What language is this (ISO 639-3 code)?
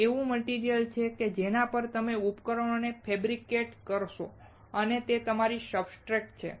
guj